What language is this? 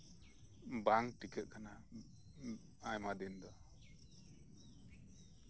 Santali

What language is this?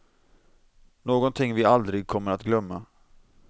Swedish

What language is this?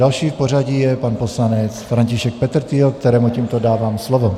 Czech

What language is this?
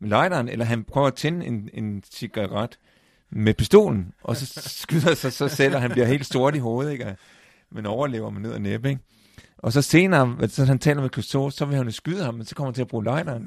Danish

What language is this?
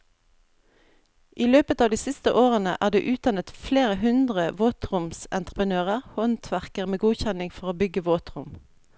Norwegian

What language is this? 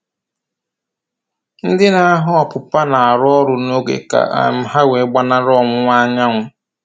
Igbo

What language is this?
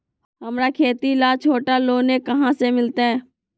Magahi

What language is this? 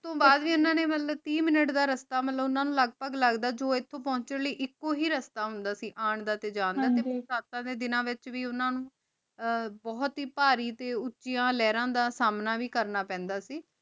Punjabi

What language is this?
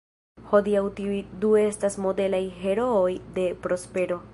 Esperanto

